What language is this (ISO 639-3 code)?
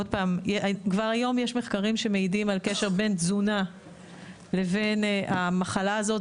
heb